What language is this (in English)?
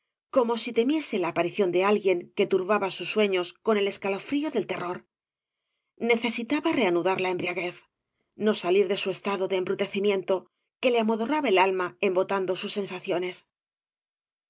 Spanish